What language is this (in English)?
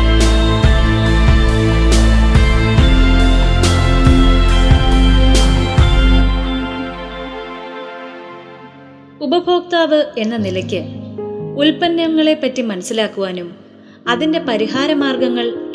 Malayalam